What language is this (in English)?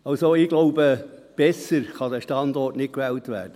Swiss German